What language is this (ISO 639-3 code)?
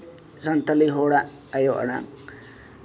sat